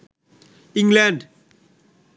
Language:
Bangla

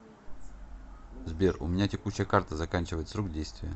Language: Russian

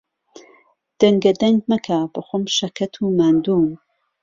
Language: Central Kurdish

